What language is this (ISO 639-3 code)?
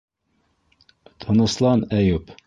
bak